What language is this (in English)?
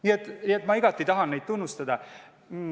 Estonian